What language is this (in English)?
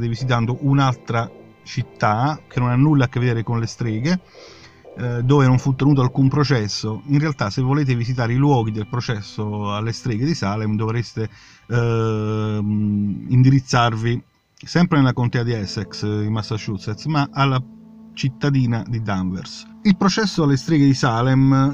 Italian